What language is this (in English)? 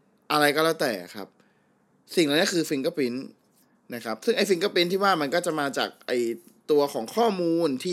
Thai